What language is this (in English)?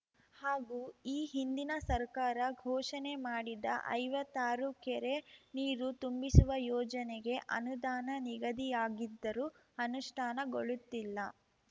Kannada